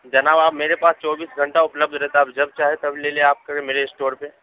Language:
Urdu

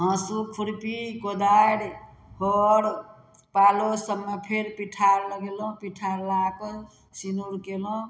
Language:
Maithili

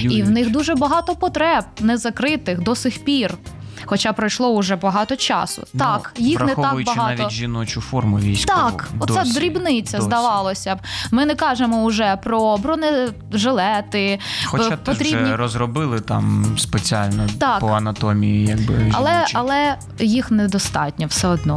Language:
Ukrainian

